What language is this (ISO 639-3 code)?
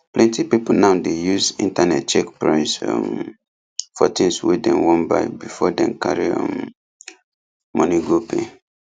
pcm